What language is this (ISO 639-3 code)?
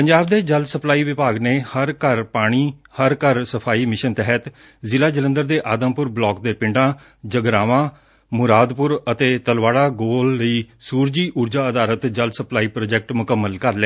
pan